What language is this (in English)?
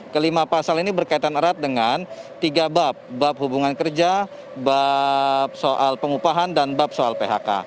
Indonesian